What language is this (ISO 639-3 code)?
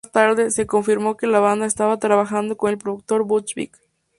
spa